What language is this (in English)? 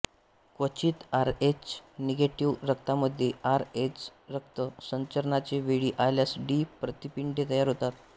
Marathi